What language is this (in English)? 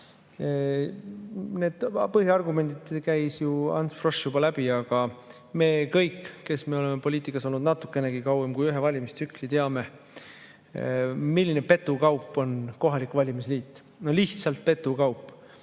Estonian